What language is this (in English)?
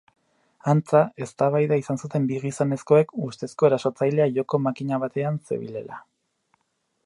Basque